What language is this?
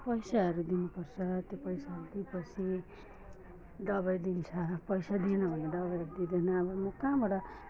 Nepali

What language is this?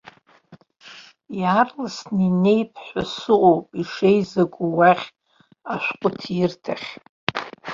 Abkhazian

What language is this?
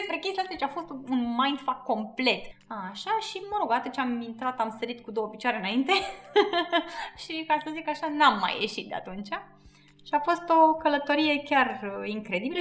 Romanian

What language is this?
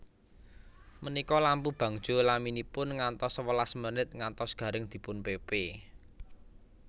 Javanese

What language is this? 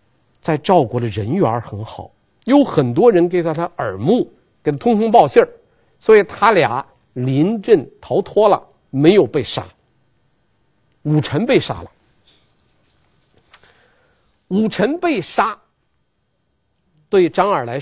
Chinese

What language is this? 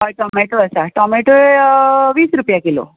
Konkani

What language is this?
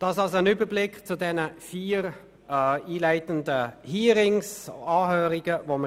Swiss German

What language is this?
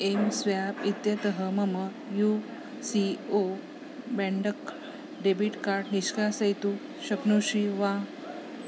Sanskrit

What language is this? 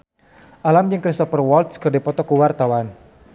Sundanese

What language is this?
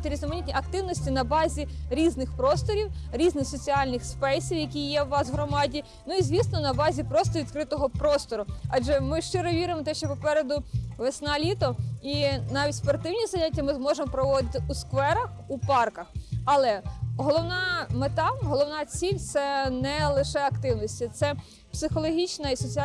Ukrainian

